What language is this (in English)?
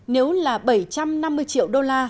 Vietnamese